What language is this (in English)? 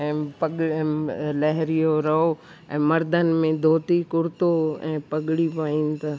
Sindhi